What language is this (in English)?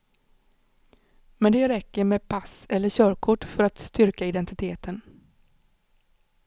Swedish